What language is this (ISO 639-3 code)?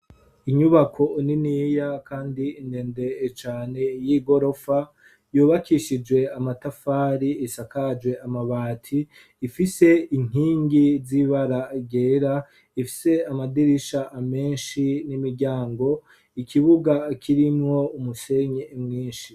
run